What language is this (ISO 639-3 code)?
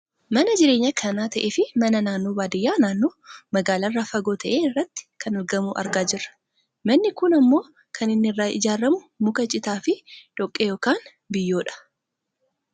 orm